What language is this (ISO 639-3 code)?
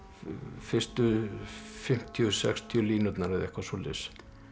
isl